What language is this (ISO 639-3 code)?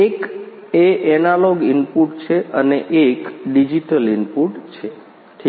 guj